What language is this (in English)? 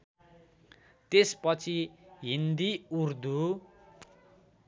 Nepali